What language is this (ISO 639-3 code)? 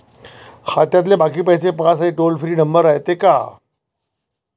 mar